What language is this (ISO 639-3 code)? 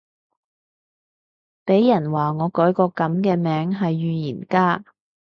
yue